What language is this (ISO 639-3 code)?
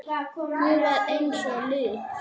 isl